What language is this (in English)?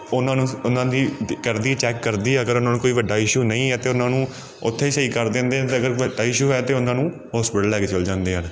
Punjabi